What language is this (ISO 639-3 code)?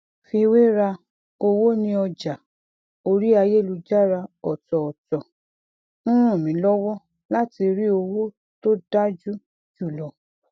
yor